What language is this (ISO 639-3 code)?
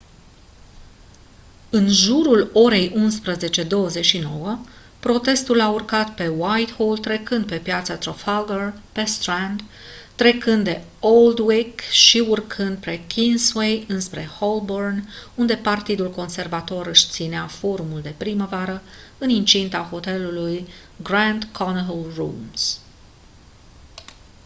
ron